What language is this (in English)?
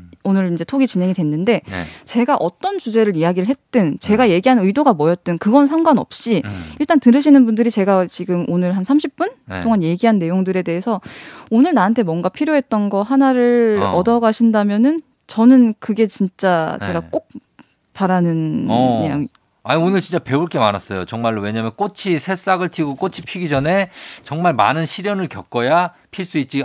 Korean